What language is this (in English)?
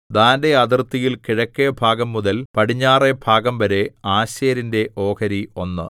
Malayalam